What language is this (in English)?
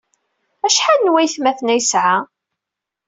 Kabyle